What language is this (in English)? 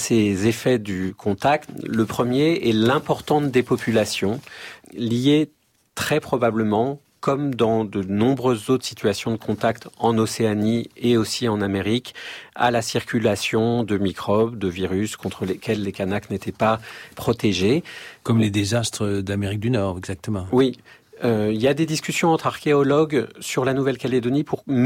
French